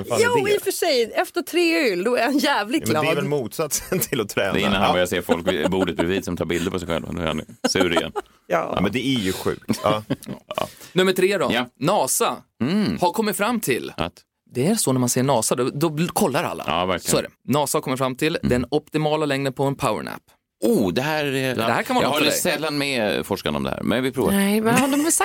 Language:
Swedish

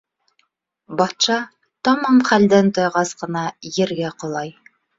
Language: Bashkir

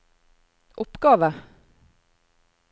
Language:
Norwegian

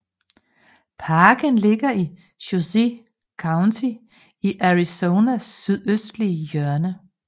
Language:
Danish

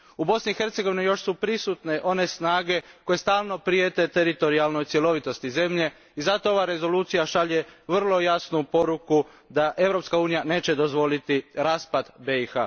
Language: Croatian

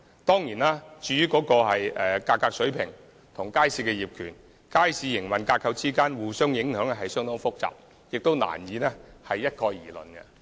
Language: Cantonese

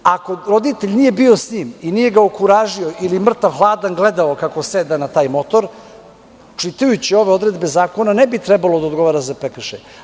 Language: Serbian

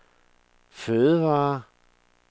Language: Danish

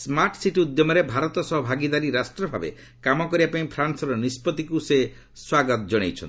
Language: Odia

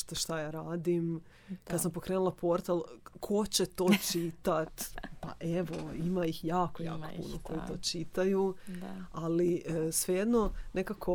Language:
Croatian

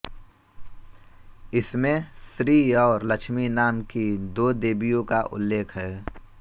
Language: Hindi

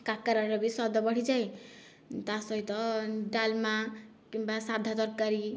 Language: Odia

